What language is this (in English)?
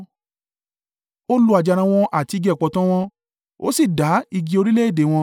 Yoruba